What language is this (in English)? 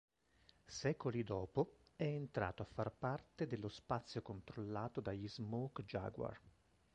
Italian